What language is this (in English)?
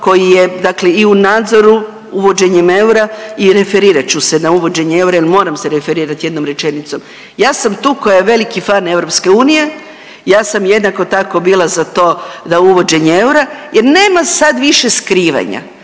Croatian